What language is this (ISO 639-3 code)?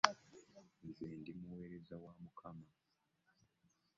lug